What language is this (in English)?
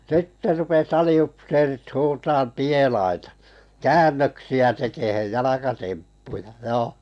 Finnish